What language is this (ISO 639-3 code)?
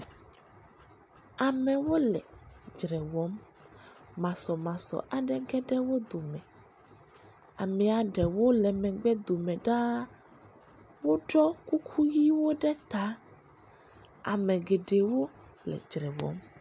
ewe